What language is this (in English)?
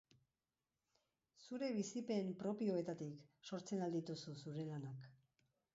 Basque